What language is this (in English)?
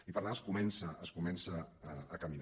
Catalan